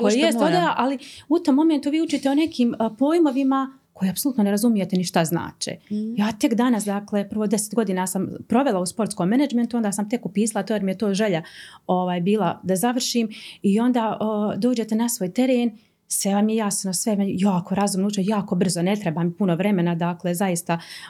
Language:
Croatian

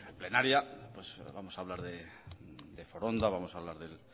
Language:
Spanish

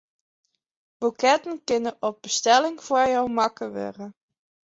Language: Western Frisian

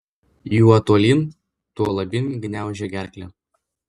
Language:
Lithuanian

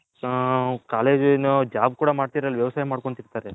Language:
Kannada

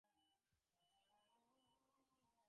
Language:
Bangla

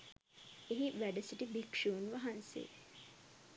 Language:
Sinhala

